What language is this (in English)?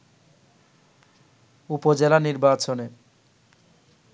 Bangla